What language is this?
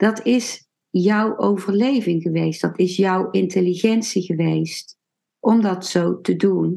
Dutch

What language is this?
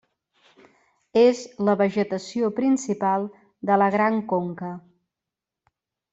Catalan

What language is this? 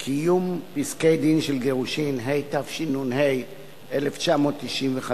Hebrew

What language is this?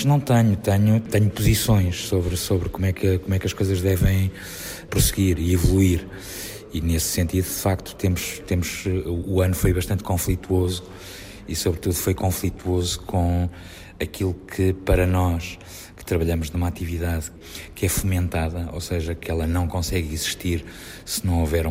Portuguese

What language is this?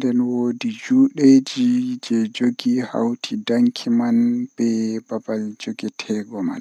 Western Niger Fulfulde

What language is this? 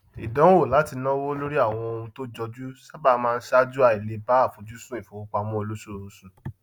Yoruba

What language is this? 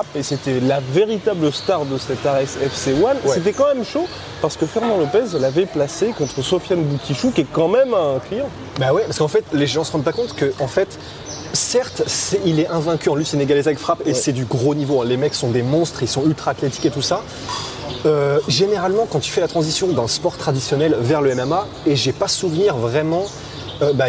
French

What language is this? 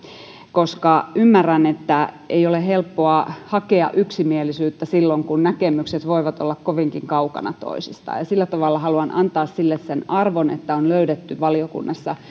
Finnish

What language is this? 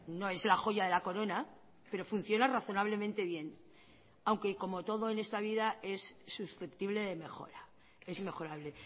Spanish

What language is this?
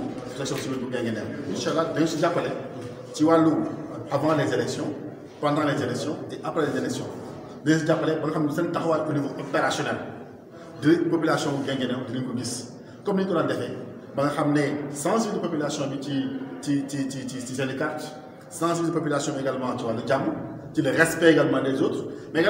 French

